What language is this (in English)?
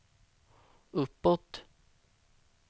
Swedish